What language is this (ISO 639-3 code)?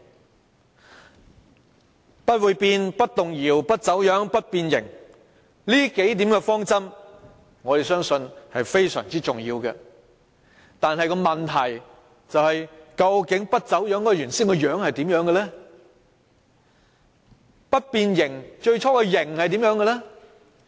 yue